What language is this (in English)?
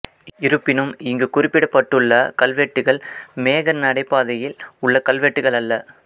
Tamil